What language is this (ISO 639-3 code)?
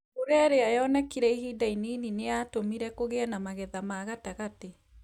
kik